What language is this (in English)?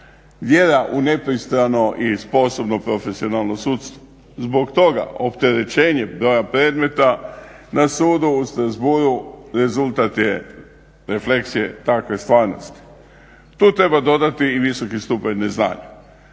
Croatian